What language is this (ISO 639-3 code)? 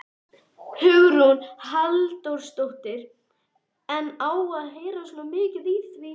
isl